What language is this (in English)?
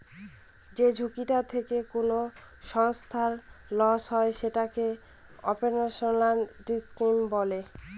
Bangla